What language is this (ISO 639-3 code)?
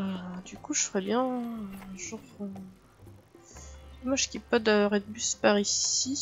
fra